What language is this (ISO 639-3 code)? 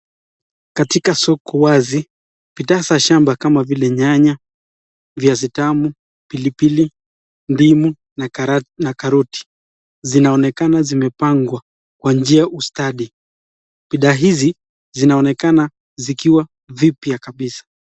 swa